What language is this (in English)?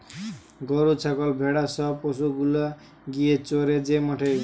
Bangla